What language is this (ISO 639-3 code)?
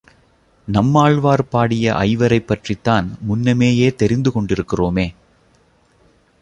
tam